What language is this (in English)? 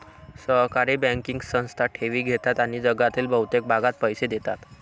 Marathi